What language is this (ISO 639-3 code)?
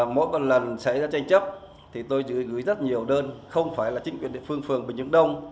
vie